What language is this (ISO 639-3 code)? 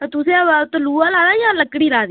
doi